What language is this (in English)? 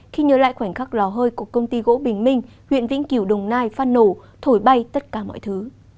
Vietnamese